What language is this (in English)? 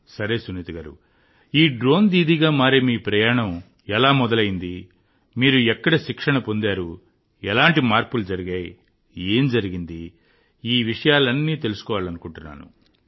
Telugu